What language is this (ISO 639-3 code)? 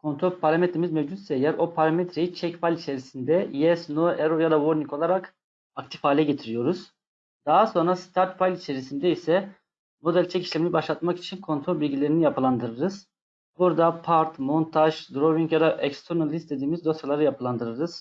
tur